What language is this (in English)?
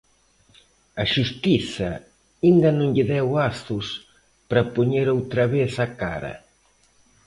Galician